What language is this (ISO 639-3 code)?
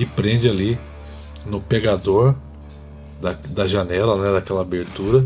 por